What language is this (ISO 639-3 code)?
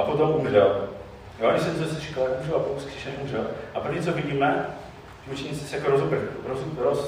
ces